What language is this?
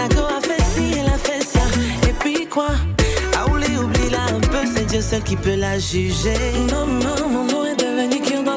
French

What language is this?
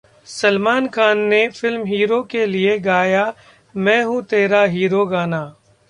Hindi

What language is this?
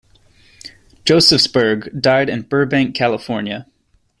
English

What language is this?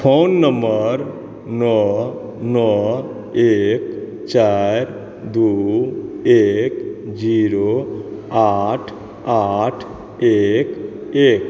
Maithili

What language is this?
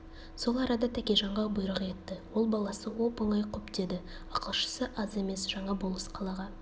Kazakh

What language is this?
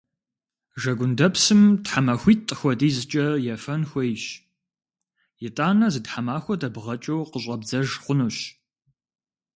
Kabardian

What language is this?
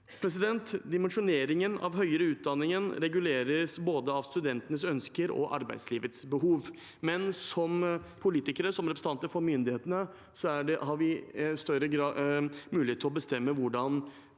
Norwegian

